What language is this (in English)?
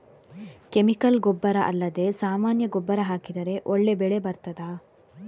Kannada